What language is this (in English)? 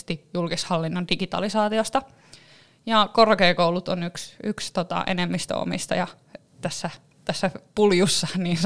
Finnish